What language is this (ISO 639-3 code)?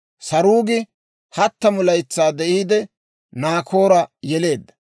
dwr